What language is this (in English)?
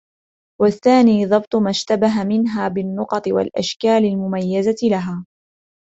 Arabic